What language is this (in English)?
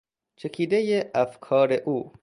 Persian